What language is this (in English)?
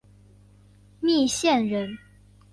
Chinese